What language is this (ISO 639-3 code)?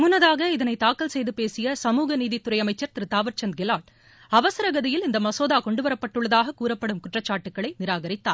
tam